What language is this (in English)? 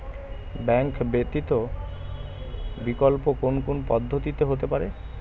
Bangla